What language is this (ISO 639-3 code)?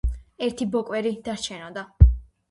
kat